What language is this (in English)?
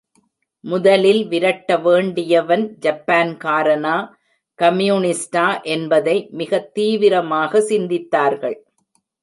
Tamil